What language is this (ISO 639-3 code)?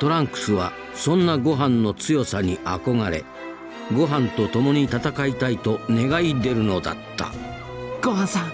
jpn